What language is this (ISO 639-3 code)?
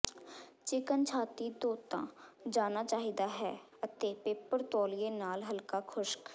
pan